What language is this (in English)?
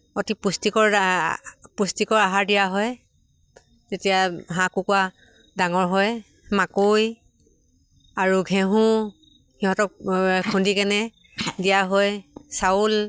Assamese